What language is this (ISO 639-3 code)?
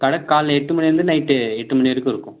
tam